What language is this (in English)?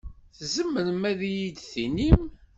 Kabyle